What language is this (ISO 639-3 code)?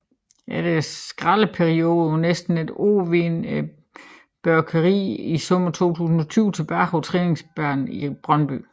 dan